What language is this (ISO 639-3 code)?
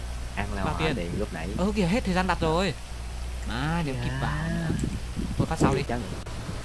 vie